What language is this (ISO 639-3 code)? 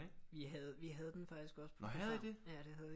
dan